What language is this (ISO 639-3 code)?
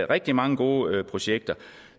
dan